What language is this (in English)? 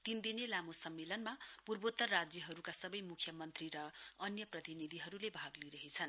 Nepali